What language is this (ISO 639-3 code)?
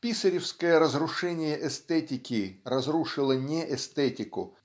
rus